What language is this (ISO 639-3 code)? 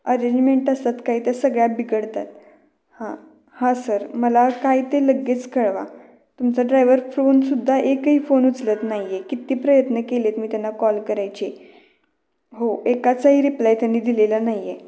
mar